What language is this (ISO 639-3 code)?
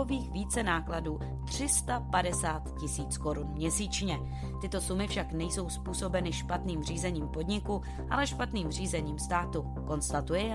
ces